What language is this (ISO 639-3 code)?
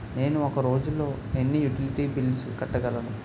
tel